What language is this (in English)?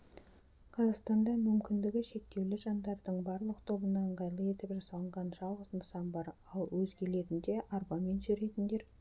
Kazakh